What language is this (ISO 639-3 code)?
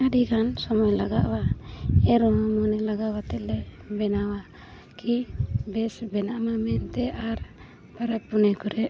sat